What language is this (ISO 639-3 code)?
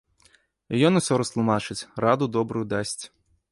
bel